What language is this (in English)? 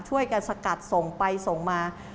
Thai